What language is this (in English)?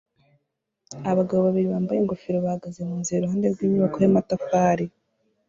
Kinyarwanda